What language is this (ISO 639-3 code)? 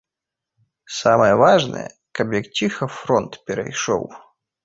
bel